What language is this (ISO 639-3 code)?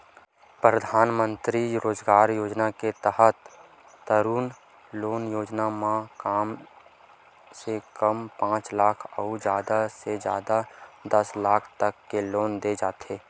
hne